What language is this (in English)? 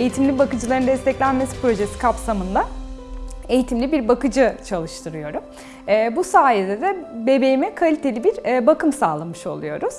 Turkish